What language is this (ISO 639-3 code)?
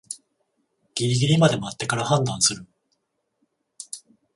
jpn